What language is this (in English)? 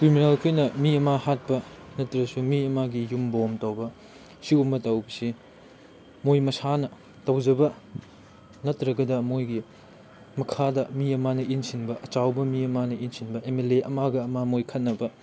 Manipuri